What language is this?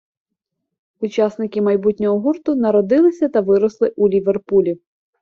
Ukrainian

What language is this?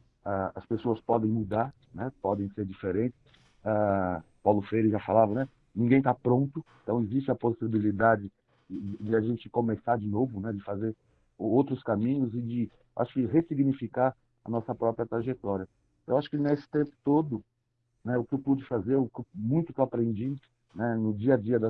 Portuguese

